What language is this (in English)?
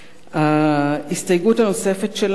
Hebrew